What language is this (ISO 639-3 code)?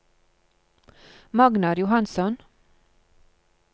nor